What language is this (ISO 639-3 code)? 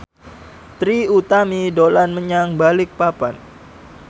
jav